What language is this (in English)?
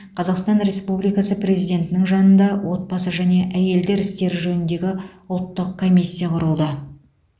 Kazakh